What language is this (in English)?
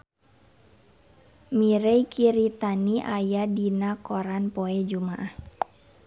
Sundanese